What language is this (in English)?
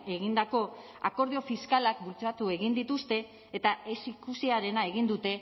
Basque